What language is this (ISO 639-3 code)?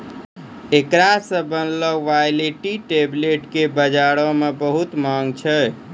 mai